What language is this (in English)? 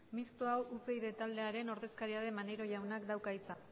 Basque